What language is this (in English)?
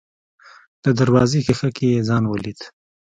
Pashto